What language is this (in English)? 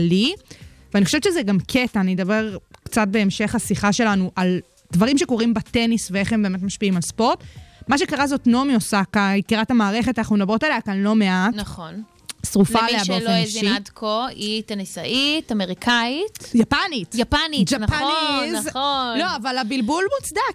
Hebrew